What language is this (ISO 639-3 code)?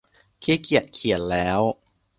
tha